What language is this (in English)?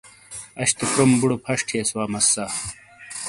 Shina